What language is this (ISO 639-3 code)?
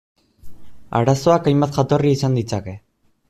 eus